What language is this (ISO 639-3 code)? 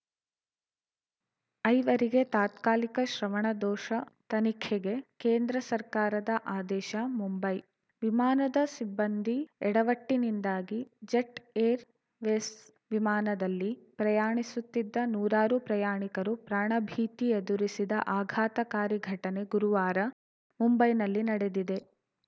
kan